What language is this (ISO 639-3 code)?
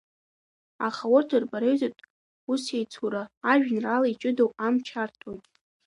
abk